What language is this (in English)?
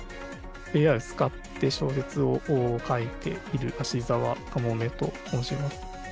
Japanese